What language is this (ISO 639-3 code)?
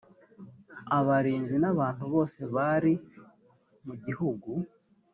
kin